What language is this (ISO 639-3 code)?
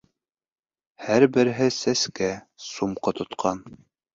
bak